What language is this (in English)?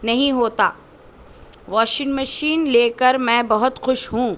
Urdu